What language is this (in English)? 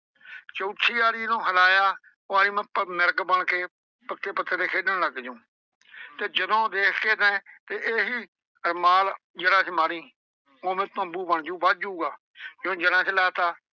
Punjabi